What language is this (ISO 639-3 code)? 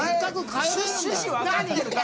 jpn